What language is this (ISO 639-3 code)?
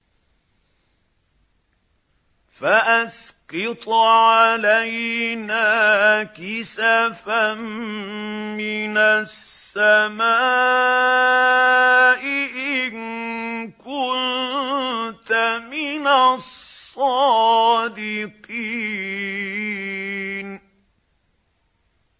ara